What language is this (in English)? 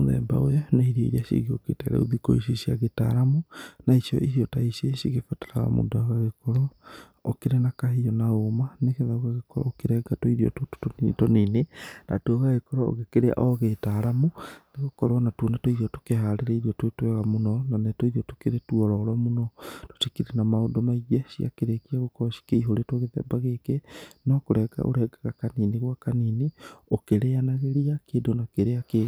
Kikuyu